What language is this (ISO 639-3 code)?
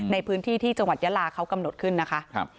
tha